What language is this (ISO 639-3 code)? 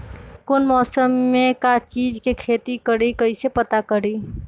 mag